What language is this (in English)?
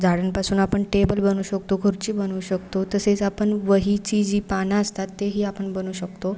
Marathi